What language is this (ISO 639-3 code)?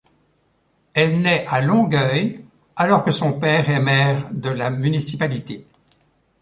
fra